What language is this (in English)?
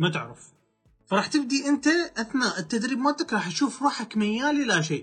Arabic